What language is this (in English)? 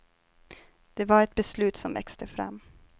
Swedish